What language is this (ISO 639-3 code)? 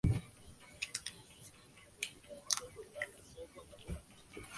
zho